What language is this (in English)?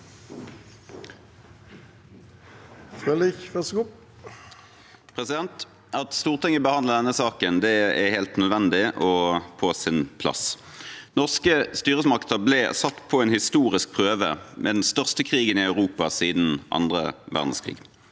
Norwegian